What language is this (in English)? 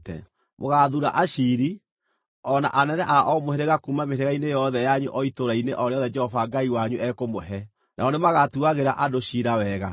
Kikuyu